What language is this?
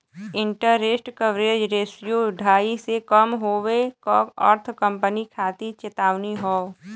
Bhojpuri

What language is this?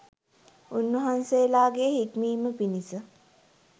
Sinhala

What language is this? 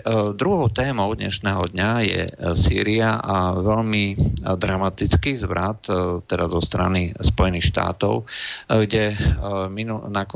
Slovak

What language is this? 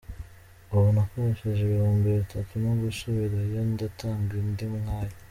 Kinyarwanda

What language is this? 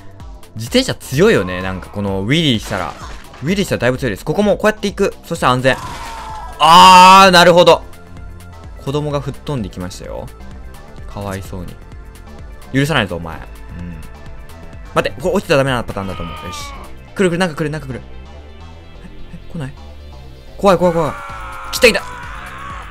Japanese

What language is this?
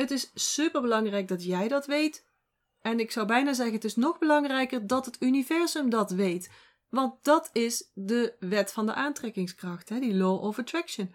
Dutch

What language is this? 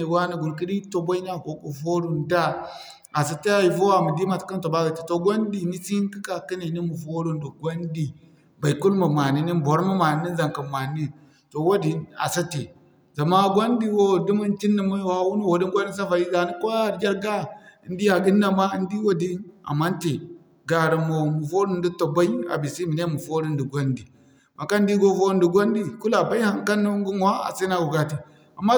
Zarma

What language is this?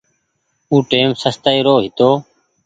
Goaria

